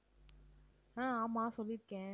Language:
Tamil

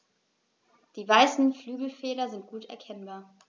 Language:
German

